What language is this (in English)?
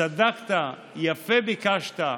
Hebrew